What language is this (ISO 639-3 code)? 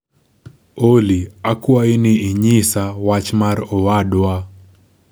luo